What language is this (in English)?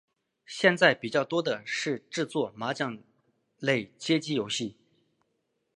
Chinese